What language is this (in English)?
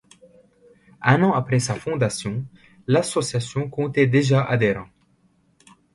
French